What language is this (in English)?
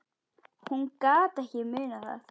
Icelandic